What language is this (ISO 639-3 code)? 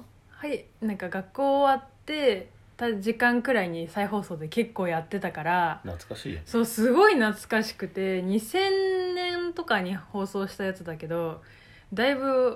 jpn